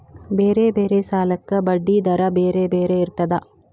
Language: Kannada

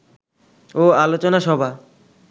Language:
Bangla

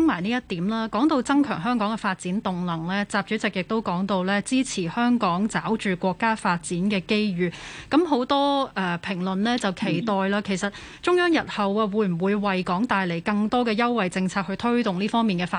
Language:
Chinese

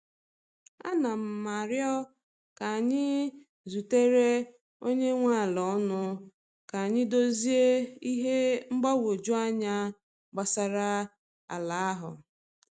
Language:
Igbo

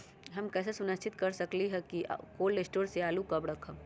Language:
Magahi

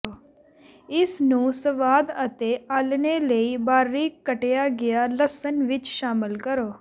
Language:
Punjabi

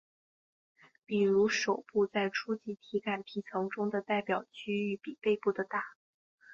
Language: Chinese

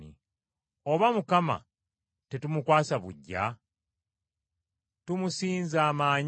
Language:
Ganda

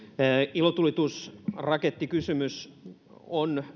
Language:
Finnish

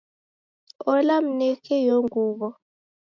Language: Taita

